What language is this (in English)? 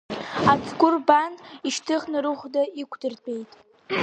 Abkhazian